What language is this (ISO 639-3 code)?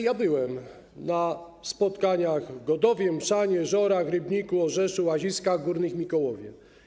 pol